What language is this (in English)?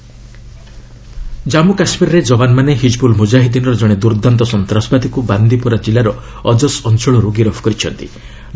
Odia